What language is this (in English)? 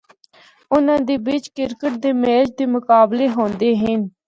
Northern Hindko